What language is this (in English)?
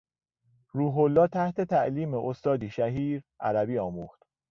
Persian